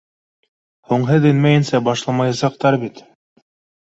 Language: Bashkir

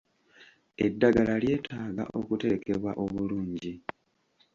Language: Ganda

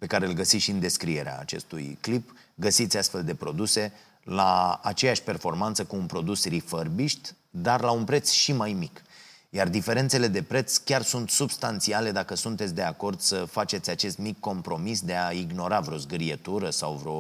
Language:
Romanian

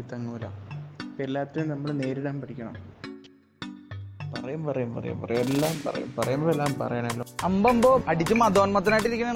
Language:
Malayalam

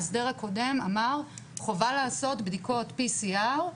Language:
Hebrew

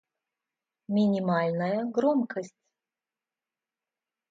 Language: Russian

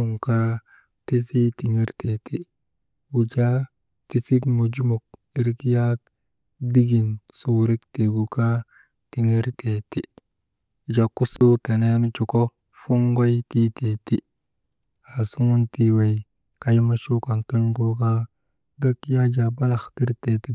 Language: Maba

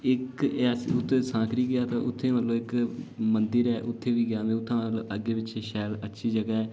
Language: Dogri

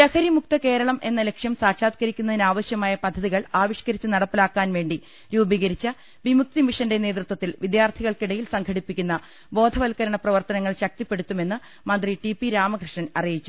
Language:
Malayalam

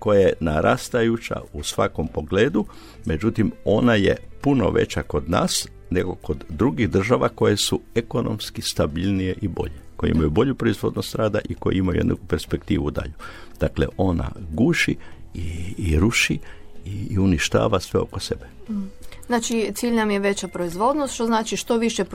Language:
Croatian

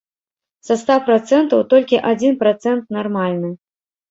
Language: Belarusian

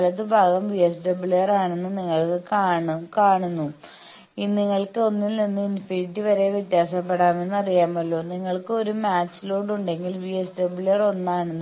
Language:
Malayalam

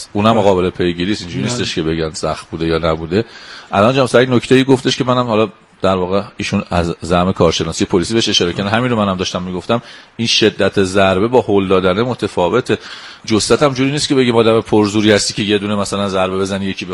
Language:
Persian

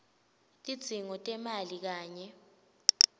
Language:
Swati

